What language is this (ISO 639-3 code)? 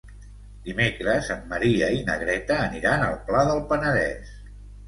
cat